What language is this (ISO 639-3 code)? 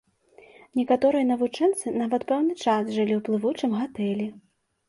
bel